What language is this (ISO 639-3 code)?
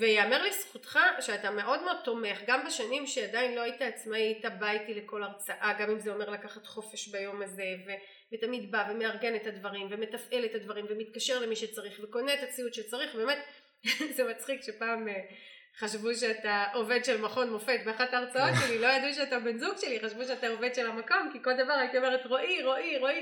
heb